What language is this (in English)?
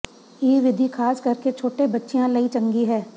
Punjabi